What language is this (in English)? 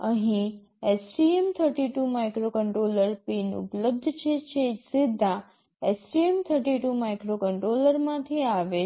Gujarati